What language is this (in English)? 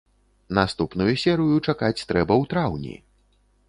Belarusian